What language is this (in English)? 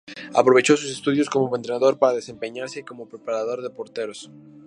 Spanish